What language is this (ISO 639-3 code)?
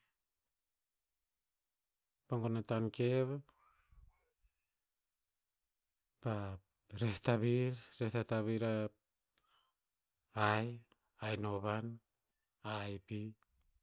tpz